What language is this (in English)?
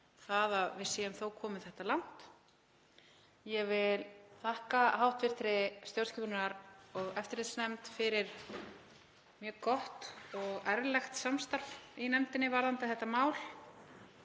Icelandic